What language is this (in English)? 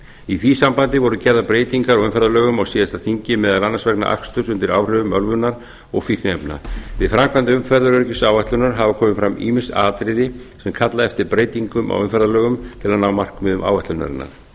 Icelandic